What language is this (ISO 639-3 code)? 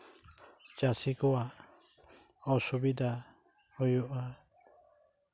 sat